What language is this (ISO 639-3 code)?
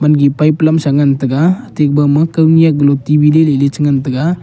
nnp